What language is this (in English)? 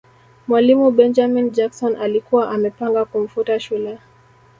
Swahili